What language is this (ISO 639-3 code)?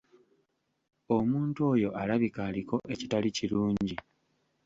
lug